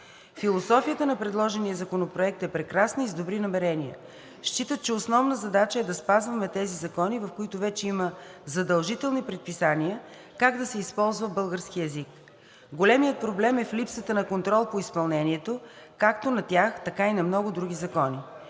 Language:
Bulgarian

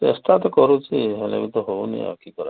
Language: Odia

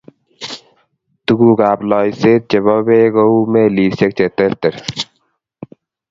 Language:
Kalenjin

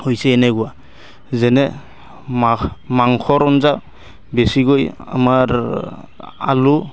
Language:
Assamese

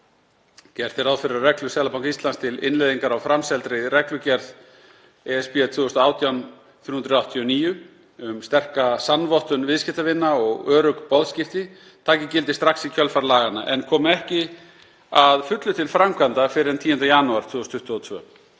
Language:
Icelandic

